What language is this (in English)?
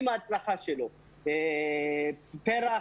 Hebrew